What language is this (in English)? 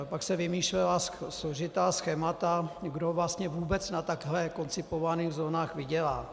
Czech